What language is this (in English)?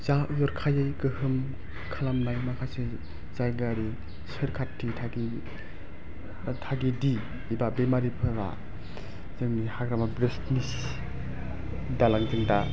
Bodo